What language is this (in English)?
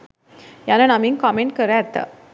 Sinhala